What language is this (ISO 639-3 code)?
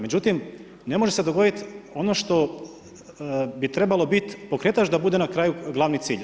hrv